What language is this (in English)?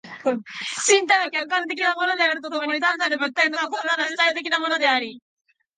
Japanese